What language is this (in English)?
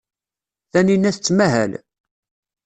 Kabyle